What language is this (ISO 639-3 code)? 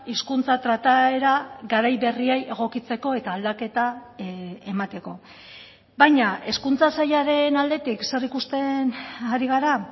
eus